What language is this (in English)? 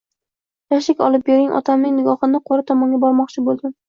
Uzbek